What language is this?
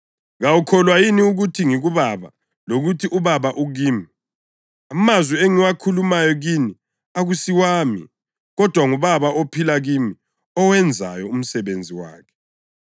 North Ndebele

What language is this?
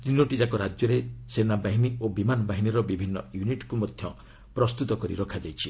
Odia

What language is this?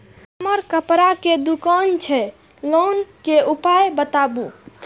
Maithili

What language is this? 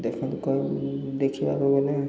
Odia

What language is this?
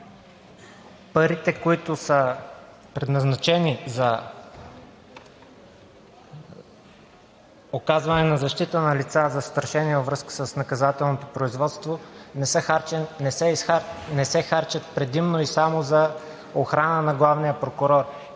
Bulgarian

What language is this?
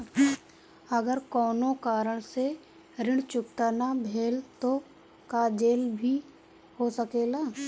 Bhojpuri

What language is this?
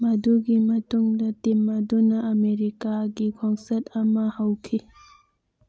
Manipuri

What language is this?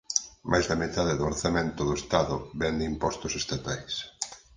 Galician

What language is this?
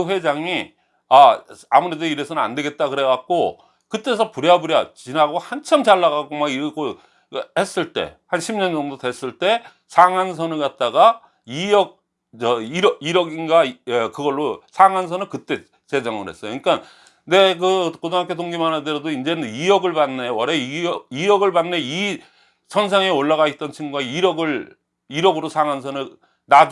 Korean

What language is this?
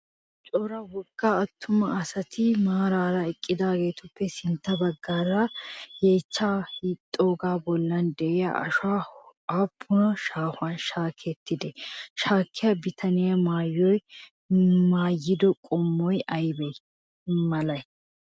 Wolaytta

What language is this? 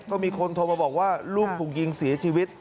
Thai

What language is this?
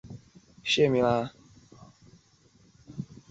Chinese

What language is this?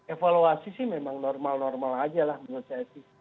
Indonesian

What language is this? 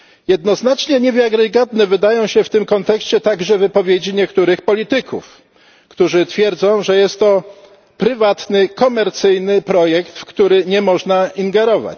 Polish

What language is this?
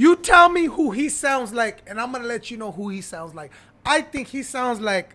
English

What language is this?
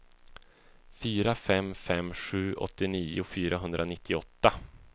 Swedish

